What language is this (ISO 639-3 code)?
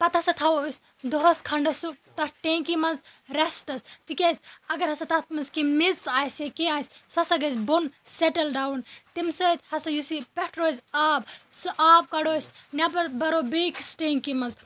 kas